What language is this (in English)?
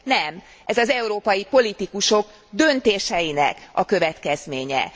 Hungarian